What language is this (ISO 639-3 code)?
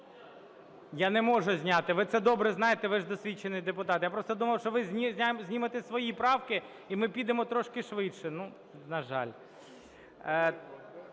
ukr